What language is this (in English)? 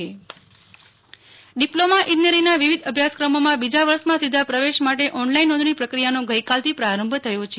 Gujarati